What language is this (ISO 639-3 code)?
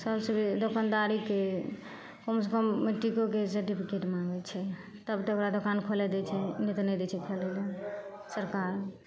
mai